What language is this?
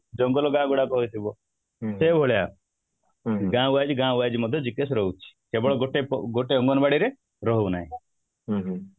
Odia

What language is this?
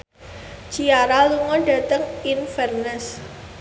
Javanese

